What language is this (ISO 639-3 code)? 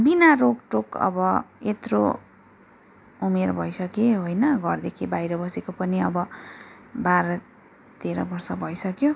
nep